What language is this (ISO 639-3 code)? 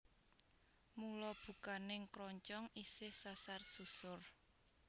jav